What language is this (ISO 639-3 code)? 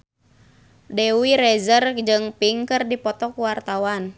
sun